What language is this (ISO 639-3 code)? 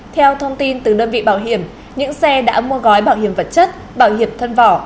vie